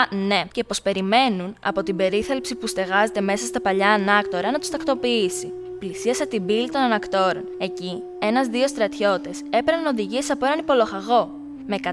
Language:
Greek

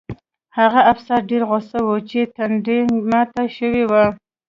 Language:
Pashto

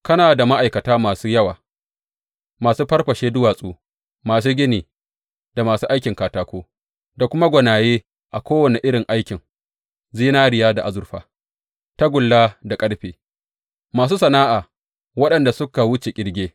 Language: Hausa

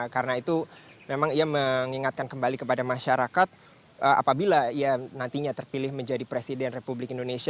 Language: Indonesian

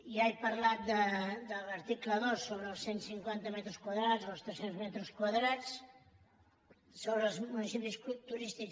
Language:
Catalan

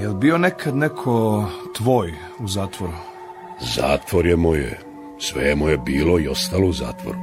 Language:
Croatian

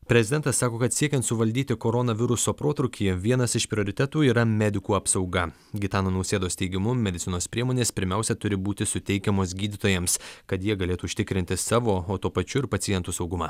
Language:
Lithuanian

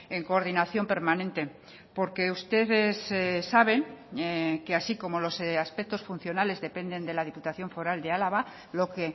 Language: Spanish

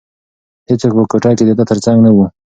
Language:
Pashto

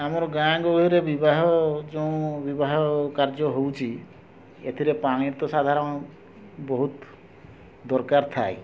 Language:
Odia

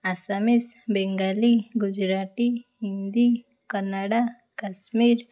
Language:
Odia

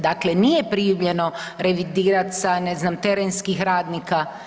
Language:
Croatian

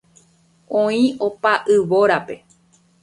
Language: Guarani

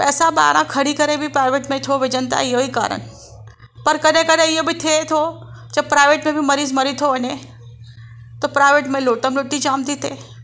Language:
Sindhi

